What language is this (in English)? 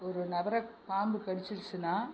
Tamil